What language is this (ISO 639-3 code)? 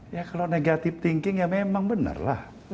ind